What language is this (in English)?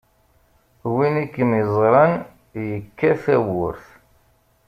Kabyle